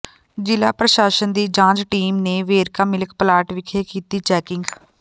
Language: Punjabi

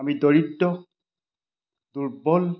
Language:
Assamese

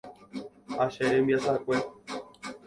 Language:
Guarani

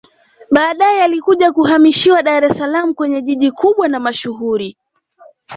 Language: Swahili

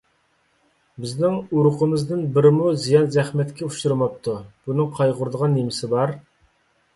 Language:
Uyghur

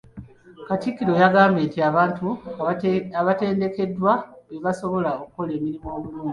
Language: Ganda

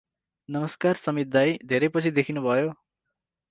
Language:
Nepali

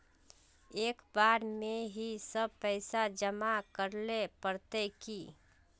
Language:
Magahi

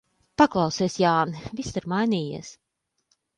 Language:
Latvian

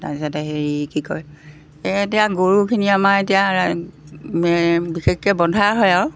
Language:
Assamese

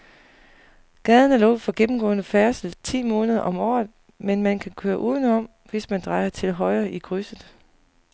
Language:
Danish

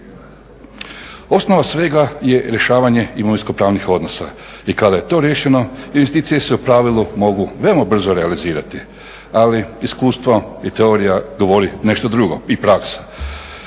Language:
Croatian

